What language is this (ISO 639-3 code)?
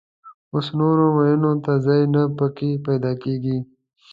pus